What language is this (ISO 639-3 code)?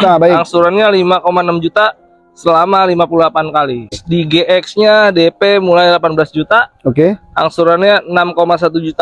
ind